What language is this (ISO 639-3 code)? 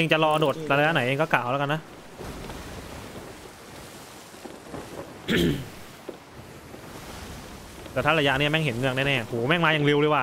tha